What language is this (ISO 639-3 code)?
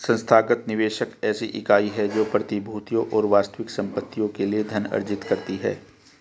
hin